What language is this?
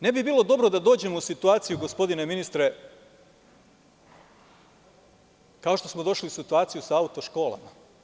Serbian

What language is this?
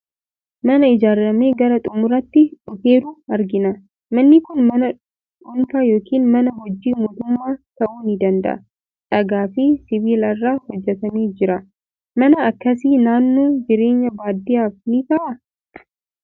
Oromo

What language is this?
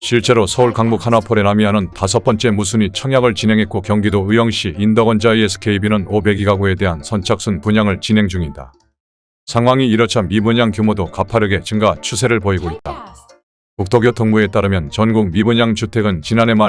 Korean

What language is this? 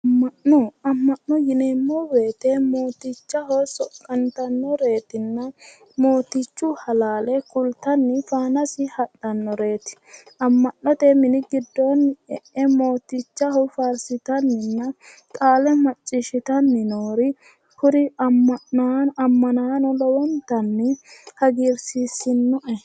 Sidamo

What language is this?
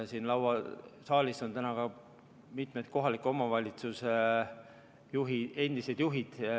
Estonian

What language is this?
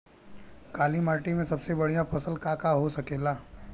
Bhojpuri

